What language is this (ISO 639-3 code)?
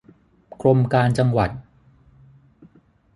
tha